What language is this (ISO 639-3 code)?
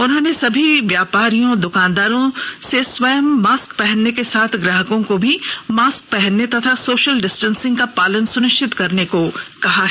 hin